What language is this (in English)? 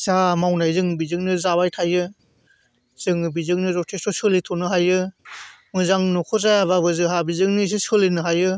Bodo